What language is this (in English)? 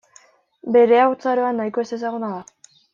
Basque